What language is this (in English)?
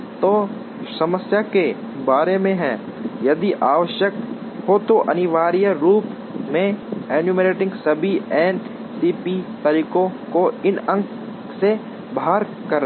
Hindi